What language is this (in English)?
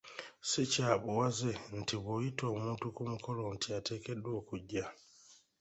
Ganda